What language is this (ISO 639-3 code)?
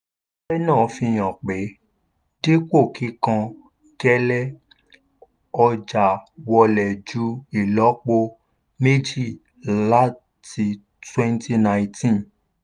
yor